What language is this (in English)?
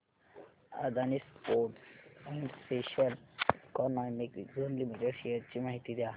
Marathi